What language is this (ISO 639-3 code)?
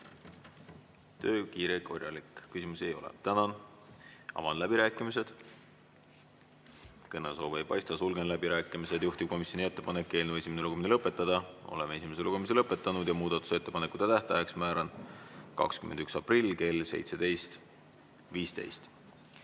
est